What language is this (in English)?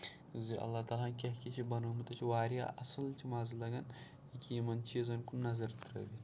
Kashmiri